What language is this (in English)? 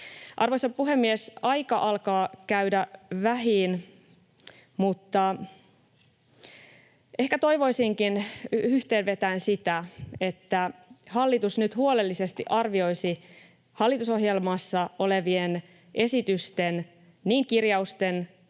Finnish